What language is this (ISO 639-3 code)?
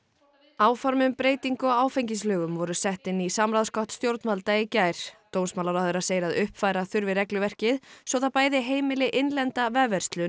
isl